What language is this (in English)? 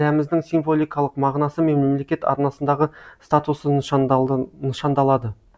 Kazakh